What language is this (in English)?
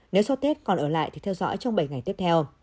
Vietnamese